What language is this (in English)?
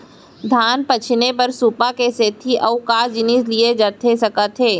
Chhattisgarhi